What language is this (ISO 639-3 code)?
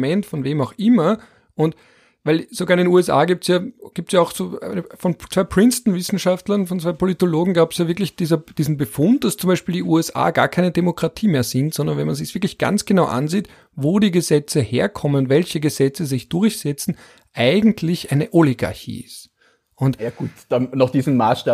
deu